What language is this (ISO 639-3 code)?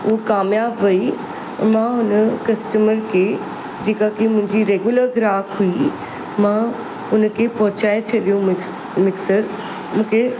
snd